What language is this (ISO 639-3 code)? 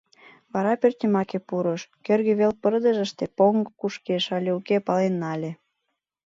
chm